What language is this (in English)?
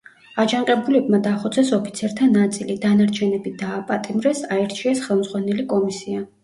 Georgian